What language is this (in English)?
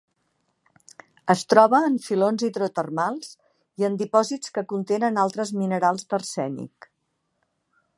Catalan